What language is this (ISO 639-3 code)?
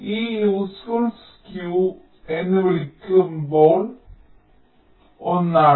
mal